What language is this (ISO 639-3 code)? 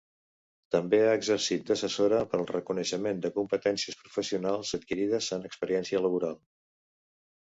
cat